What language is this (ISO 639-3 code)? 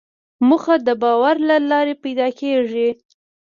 pus